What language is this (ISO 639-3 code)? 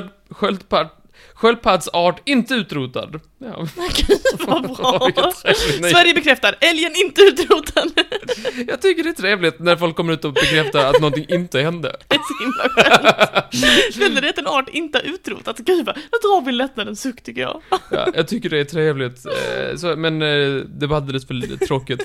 swe